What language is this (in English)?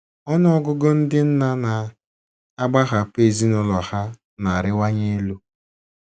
Igbo